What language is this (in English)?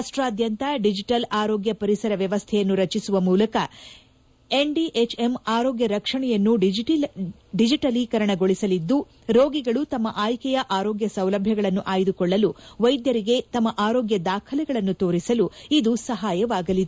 Kannada